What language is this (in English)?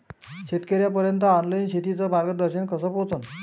Marathi